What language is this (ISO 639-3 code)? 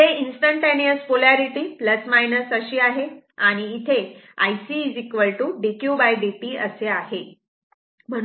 mar